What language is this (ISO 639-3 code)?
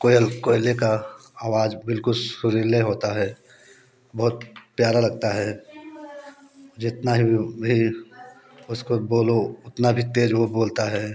hin